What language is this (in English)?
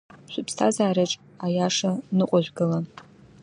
Abkhazian